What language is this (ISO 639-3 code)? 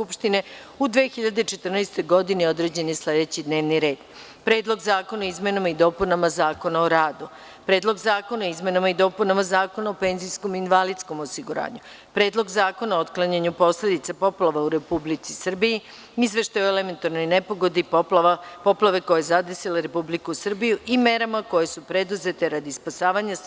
srp